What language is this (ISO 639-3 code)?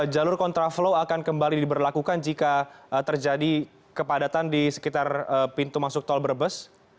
ind